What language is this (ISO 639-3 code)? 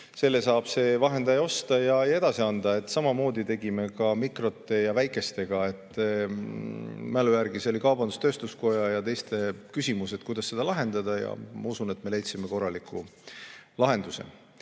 est